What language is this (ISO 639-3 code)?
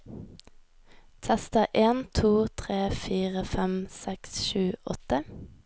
nor